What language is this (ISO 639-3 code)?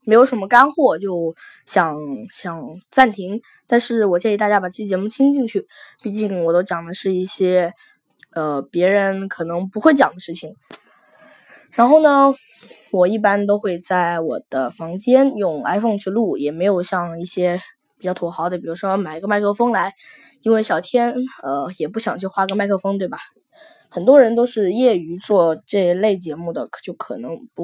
zho